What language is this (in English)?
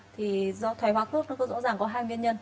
Vietnamese